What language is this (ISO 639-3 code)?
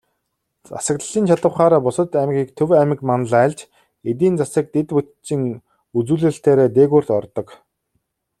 mon